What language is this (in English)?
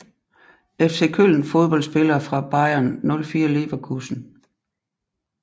Danish